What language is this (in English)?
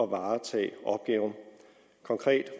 Danish